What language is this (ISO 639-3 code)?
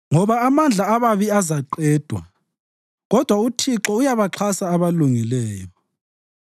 nde